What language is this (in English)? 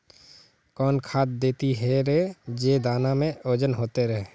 Magahi